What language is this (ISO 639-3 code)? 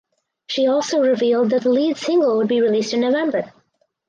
eng